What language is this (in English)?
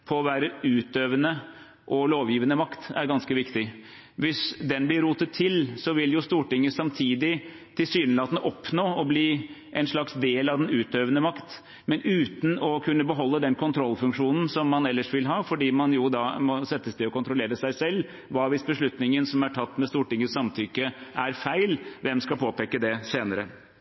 Norwegian Bokmål